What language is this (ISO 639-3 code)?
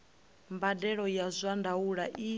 ven